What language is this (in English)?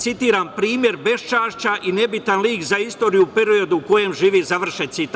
Serbian